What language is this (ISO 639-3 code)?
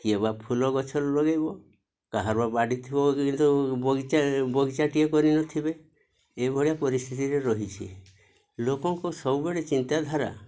ori